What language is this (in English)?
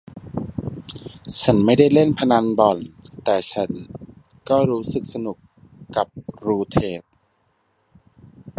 Thai